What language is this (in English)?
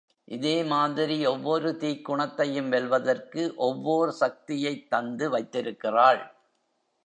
Tamil